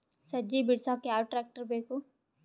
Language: Kannada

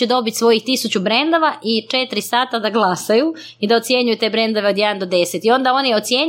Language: Croatian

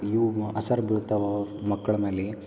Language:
Kannada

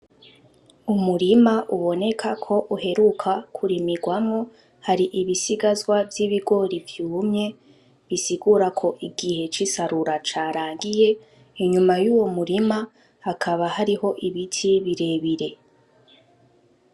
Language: Rundi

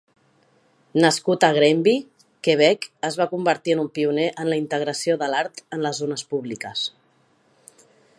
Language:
Catalan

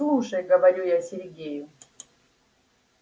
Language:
Russian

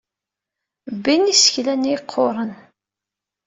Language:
Kabyle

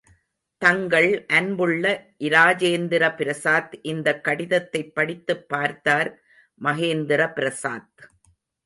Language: Tamil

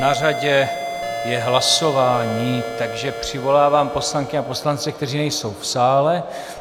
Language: Czech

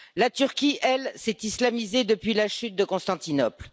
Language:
French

